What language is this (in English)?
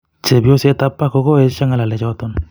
Kalenjin